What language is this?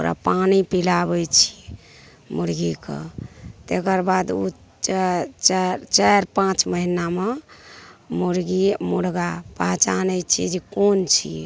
Maithili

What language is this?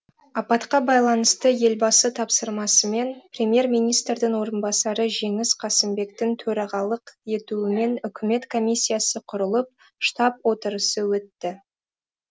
Kazakh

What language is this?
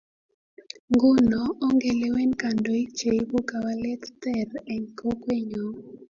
Kalenjin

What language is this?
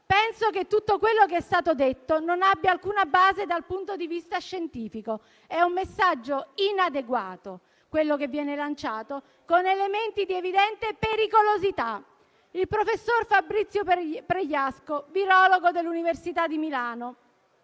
Italian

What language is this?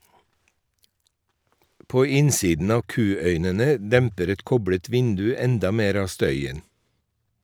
Norwegian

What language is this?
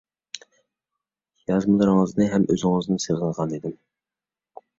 Uyghur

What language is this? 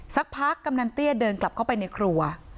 Thai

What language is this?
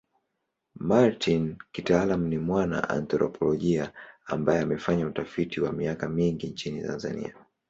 Swahili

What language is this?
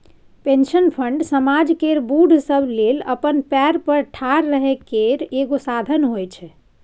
Maithili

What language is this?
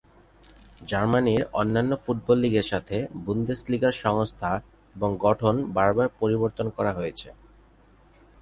Bangla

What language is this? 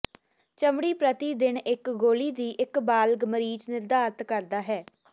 Punjabi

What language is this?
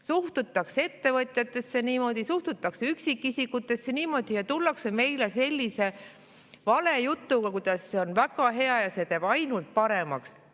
Estonian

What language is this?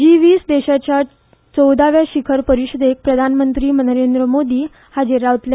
Konkani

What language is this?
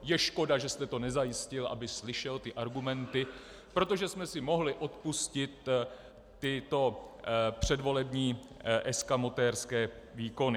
Czech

